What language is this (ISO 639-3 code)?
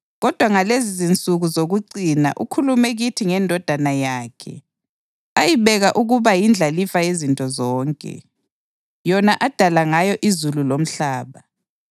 nde